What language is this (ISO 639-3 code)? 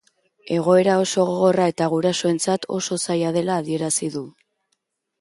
eus